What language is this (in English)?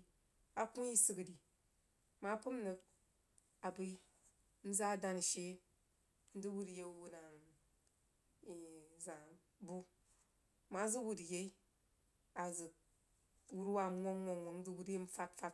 Jiba